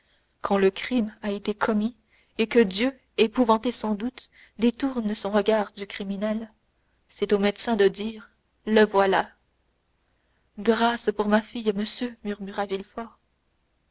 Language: French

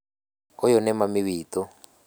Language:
Kikuyu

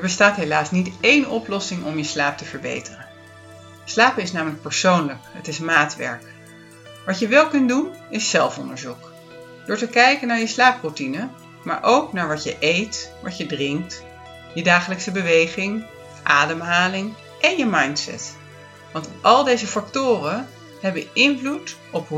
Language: Dutch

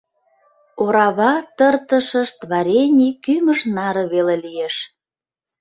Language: Mari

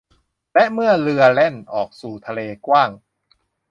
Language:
Thai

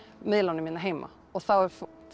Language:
Icelandic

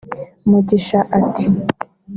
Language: Kinyarwanda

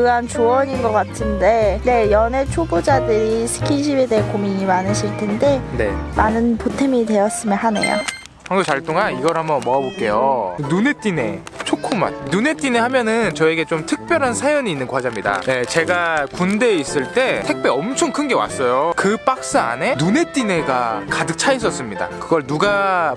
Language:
Korean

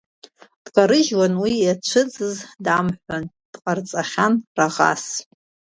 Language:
Abkhazian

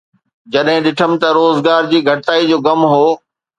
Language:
Sindhi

